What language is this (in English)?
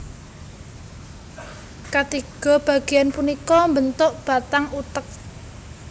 Javanese